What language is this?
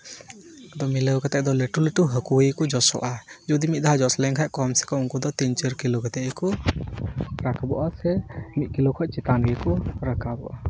Santali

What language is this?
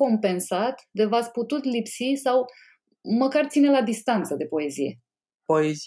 Romanian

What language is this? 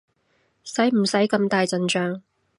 Cantonese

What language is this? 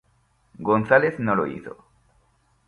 Spanish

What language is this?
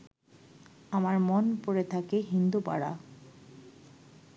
Bangla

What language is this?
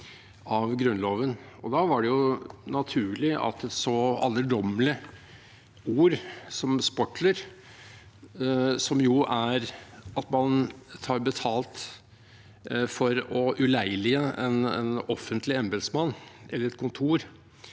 Norwegian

